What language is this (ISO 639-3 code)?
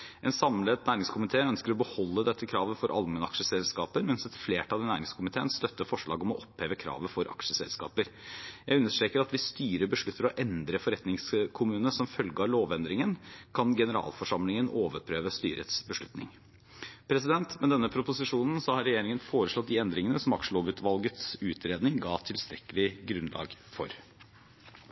nob